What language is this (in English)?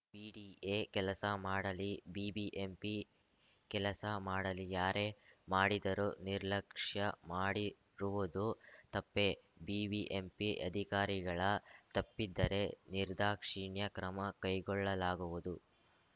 Kannada